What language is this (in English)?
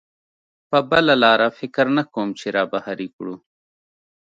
Pashto